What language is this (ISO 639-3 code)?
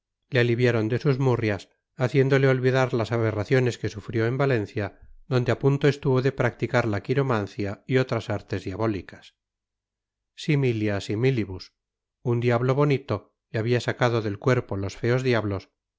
spa